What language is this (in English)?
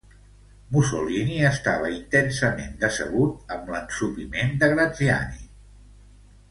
Catalan